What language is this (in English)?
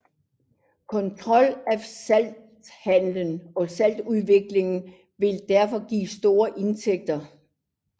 Danish